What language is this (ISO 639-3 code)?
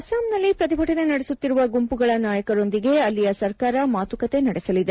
kan